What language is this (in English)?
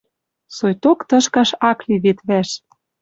Western Mari